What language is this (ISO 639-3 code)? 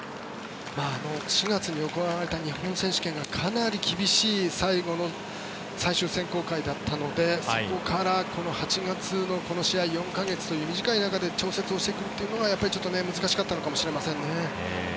jpn